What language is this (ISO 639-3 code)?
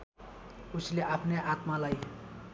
nep